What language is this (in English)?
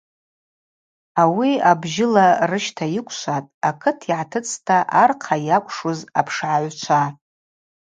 Abaza